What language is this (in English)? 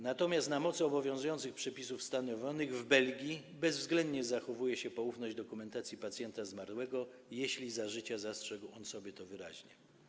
Polish